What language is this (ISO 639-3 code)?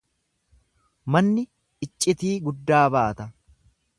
orm